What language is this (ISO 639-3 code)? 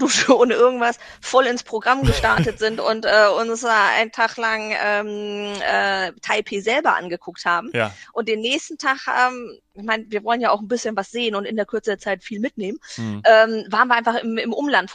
deu